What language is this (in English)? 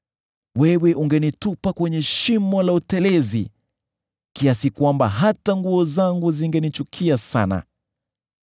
Swahili